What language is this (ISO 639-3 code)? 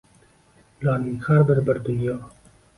uzb